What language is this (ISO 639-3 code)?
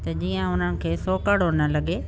snd